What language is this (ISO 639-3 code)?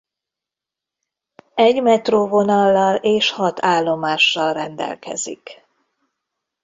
hun